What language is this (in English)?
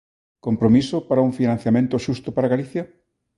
Galician